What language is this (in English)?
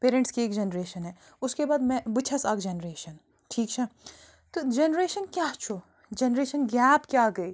Kashmiri